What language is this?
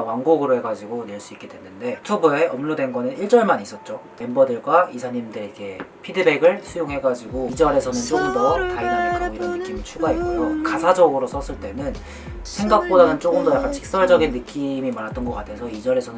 Korean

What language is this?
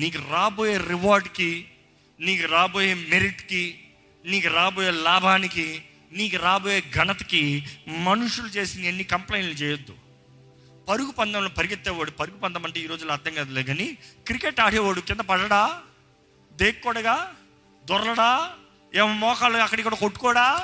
Telugu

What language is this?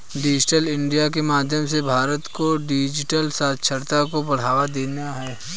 Hindi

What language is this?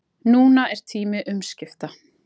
Icelandic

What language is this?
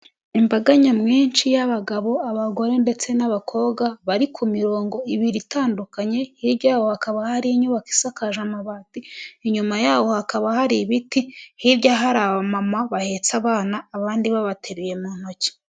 Kinyarwanda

